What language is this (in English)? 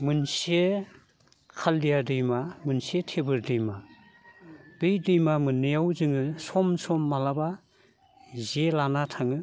Bodo